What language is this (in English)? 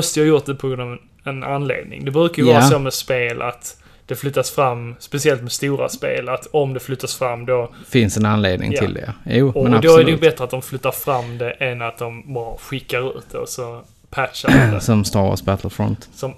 Swedish